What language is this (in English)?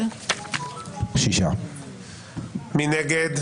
Hebrew